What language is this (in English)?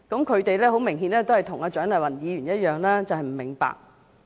Cantonese